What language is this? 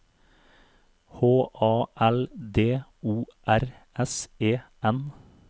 Norwegian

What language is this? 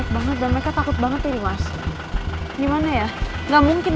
Indonesian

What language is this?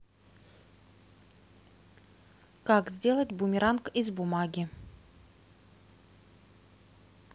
Russian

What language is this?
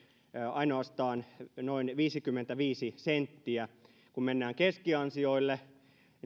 Finnish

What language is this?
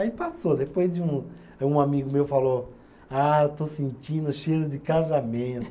Portuguese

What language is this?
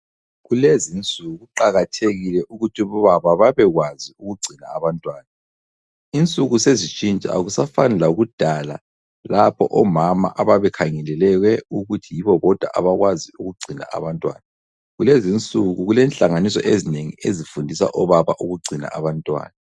North Ndebele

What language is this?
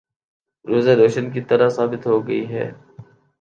Urdu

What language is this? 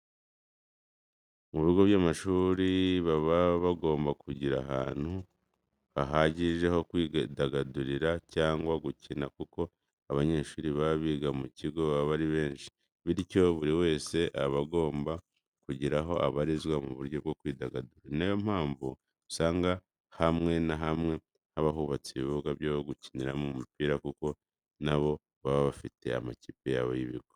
Kinyarwanda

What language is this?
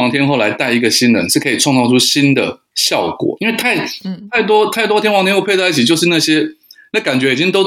Chinese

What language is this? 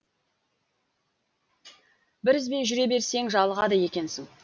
Kazakh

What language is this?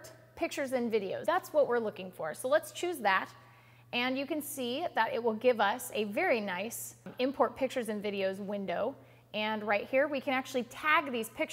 English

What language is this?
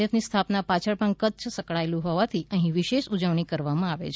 Gujarati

